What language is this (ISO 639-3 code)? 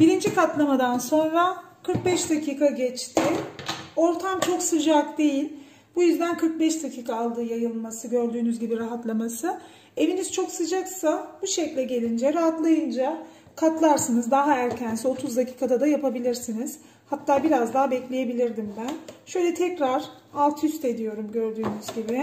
tur